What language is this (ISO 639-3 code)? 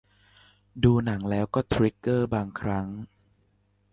tha